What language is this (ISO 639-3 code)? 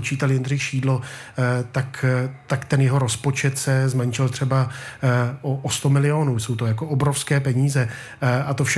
ces